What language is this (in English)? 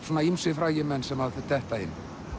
Icelandic